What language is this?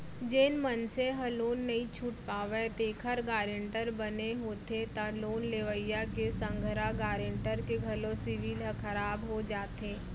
Chhattisgarhi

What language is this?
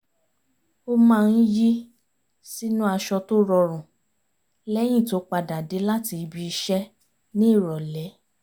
Yoruba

